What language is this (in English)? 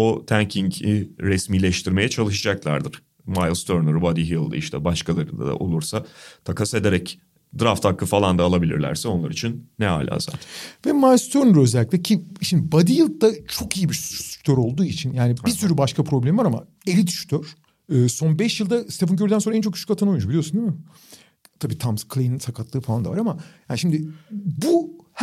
Turkish